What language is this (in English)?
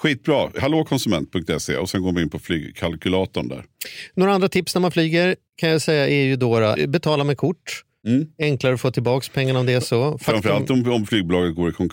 Swedish